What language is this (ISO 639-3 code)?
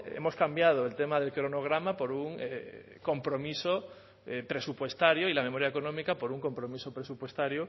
spa